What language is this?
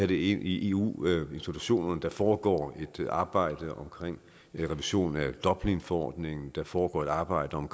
Danish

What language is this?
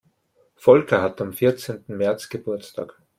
German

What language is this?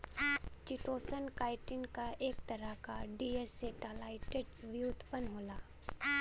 Bhojpuri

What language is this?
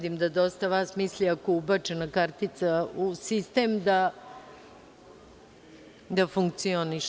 Serbian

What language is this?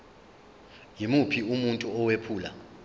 Zulu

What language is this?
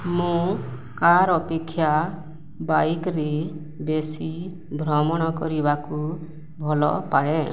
Odia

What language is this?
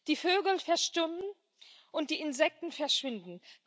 German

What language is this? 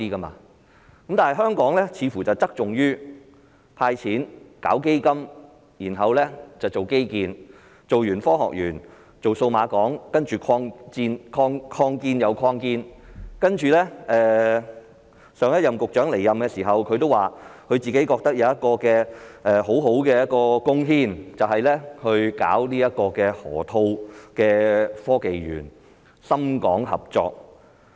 Cantonese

